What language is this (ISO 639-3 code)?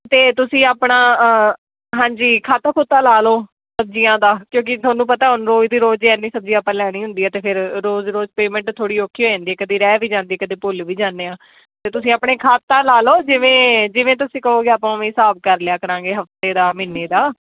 pan